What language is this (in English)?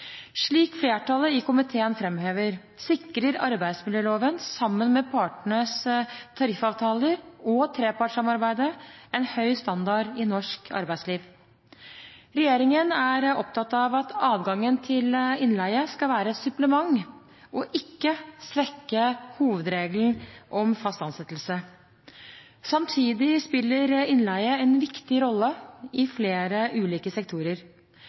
Norwegian Bokmål